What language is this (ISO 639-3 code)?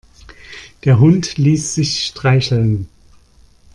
deu